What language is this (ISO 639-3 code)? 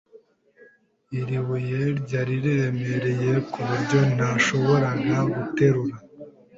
kin